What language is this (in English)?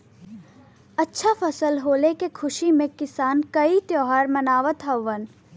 Bhojpuri